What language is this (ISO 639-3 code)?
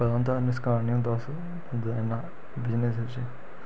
doi